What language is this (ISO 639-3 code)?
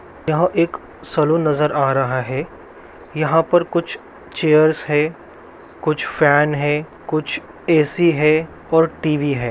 mag